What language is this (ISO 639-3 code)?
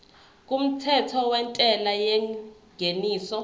zul